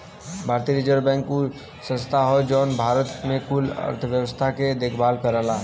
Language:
Bhojpuri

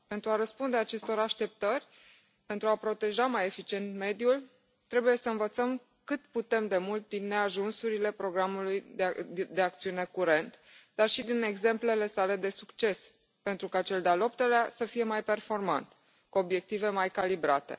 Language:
Romanian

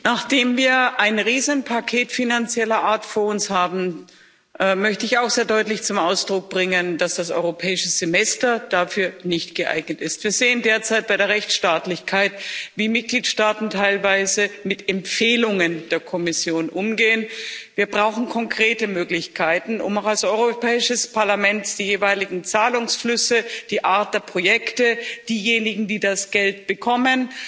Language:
German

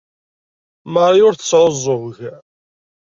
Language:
Kabyle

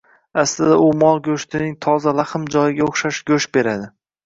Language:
Uzbek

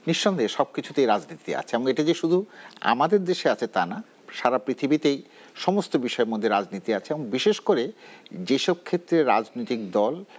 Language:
Bangla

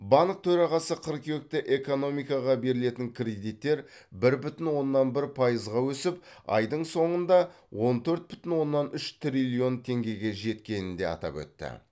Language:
Kazakh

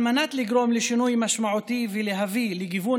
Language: Hebrew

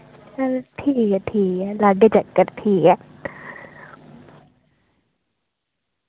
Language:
Dogri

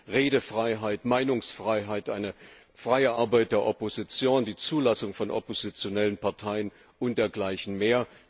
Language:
German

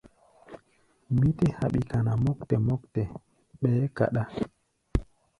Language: Gbaya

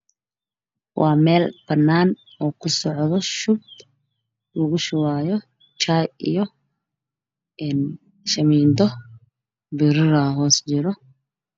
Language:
Somali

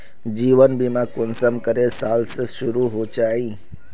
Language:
Magahi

